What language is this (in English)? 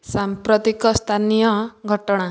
Odia